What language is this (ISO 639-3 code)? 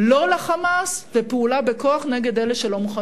heb